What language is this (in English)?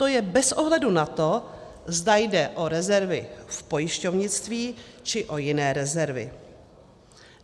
Czech